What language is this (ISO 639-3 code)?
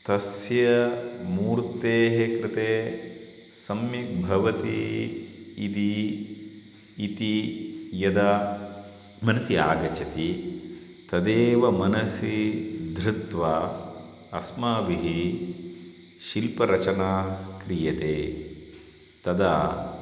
san